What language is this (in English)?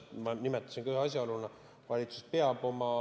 Estonian